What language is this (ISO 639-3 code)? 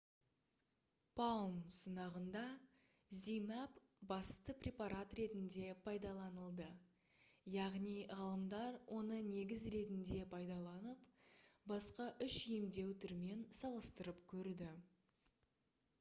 kaz